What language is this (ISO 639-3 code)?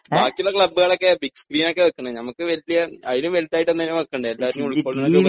mal